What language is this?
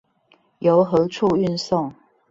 Chinese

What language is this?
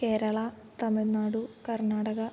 Sanskrit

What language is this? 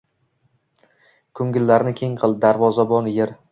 Uzbek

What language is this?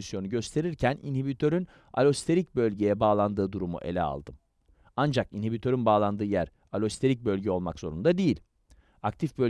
Turkish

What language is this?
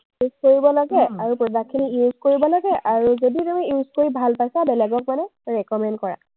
Assamese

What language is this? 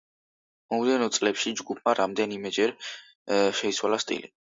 Georgian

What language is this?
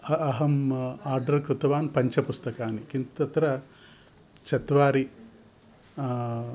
Sanskrit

